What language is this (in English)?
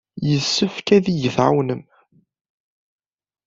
Kabyle